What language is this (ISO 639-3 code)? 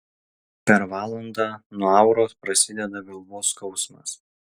lit